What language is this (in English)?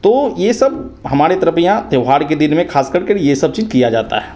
Hindi